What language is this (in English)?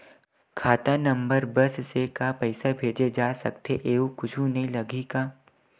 Chhattisgarhi